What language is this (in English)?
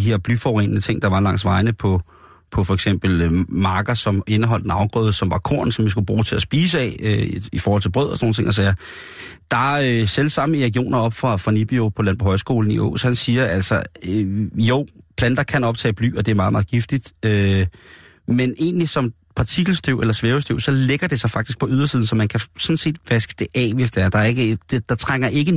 Danish